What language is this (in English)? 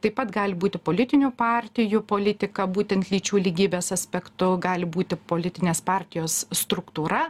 Lithuanian